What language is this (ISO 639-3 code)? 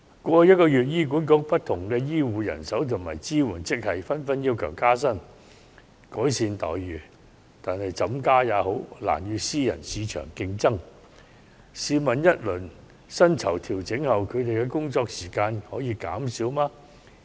yue